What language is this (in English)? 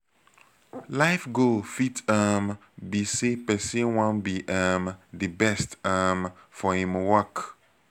Nigerian Pidgin